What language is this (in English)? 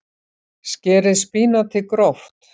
Icelandic